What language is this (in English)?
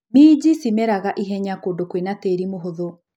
Kikuyu